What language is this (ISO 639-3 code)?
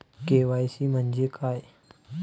mar